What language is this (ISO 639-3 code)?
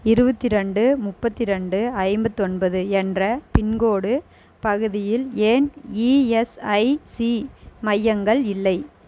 tam